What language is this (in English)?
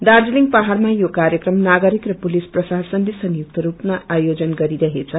Nepali